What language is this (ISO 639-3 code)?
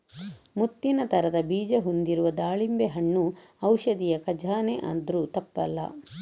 kan